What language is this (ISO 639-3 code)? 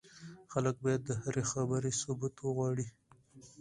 pus